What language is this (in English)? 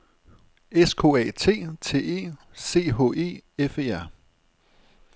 Danish